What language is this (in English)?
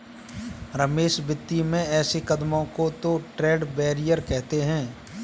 Hindi